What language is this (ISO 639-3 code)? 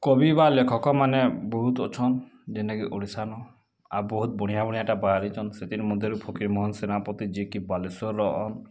ori